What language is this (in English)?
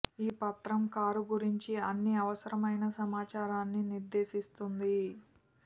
Telugu